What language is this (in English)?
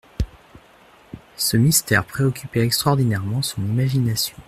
French